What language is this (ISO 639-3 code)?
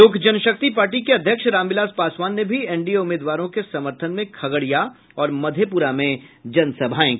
hin